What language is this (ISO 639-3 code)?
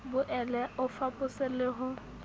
sot